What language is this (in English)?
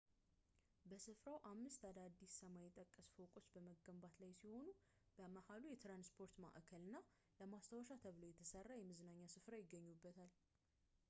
Amharic